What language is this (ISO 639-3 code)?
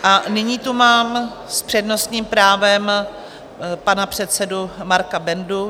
ces